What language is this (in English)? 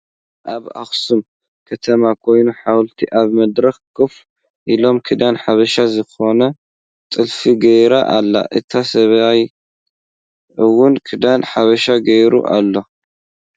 Tigrinya